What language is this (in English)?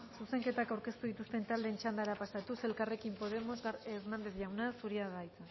Basque